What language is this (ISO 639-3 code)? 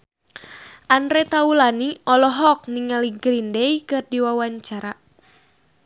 sun